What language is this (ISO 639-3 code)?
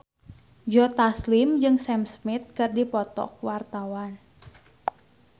sun